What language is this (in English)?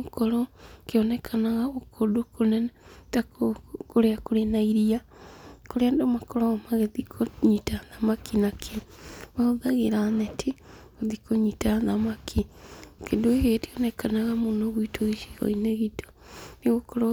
Kikuyu